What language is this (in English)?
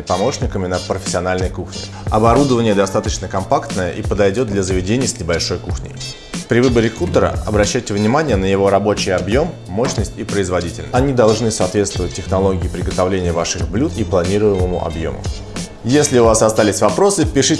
Russian